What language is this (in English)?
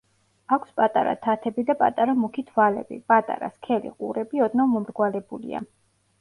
Georgian